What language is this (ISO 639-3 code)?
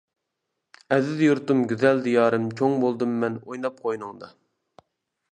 uig